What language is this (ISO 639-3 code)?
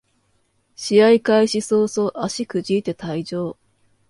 jpn